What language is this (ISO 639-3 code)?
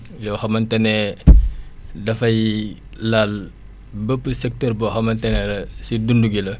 wol